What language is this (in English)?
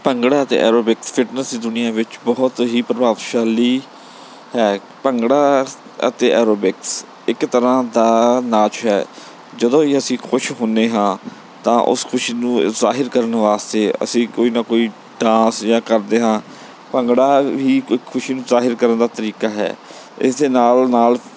Punjabi